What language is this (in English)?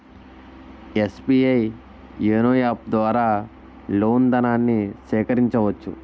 Telugu